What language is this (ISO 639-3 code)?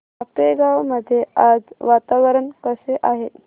mar